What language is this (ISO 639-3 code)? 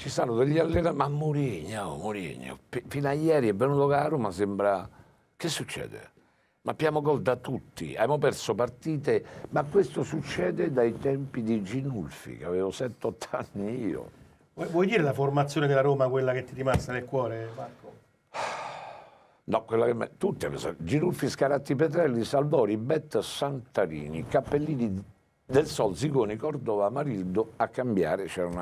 ita